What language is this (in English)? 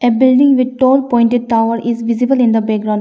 English